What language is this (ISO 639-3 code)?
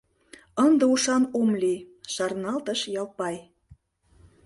chm